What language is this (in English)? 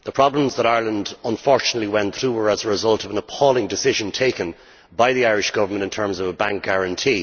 English